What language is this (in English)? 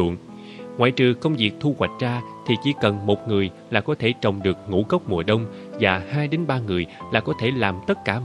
Vietnamese